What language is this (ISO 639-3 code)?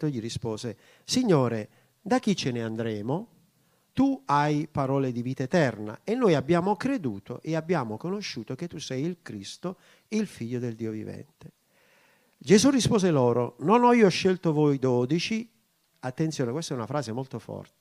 ita